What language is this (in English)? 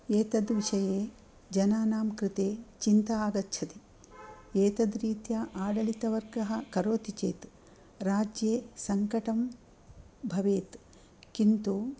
Sanskrit